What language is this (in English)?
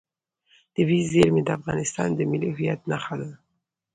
Pashto